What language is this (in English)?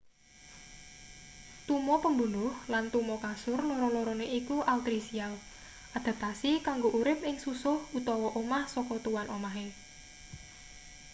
Javanese